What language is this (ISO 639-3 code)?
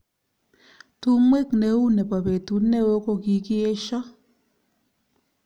kln